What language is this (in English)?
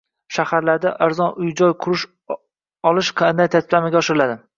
Uzbek